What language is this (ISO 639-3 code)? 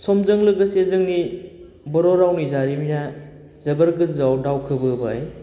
brx